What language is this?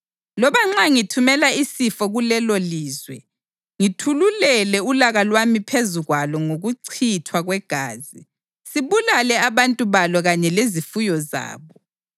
North Ndebele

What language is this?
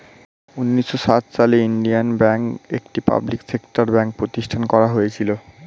Bangla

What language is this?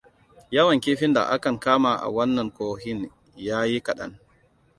Hausa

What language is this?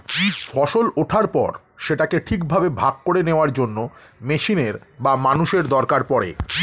Bangla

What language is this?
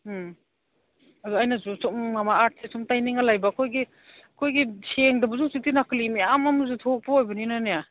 Manipuri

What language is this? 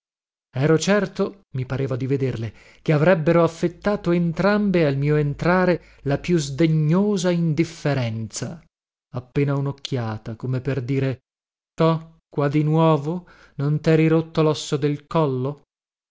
Italian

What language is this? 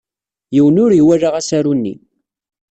Kabyle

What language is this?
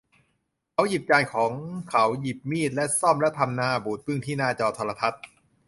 Thai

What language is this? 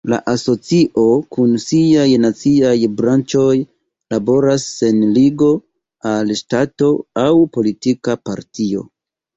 Esperanto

